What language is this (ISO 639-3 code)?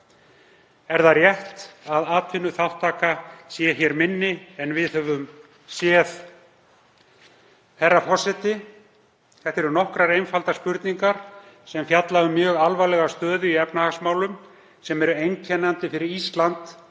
isl